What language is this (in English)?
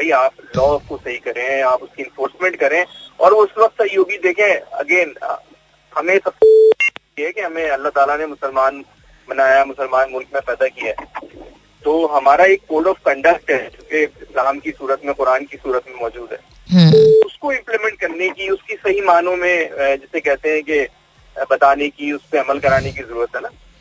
Hindi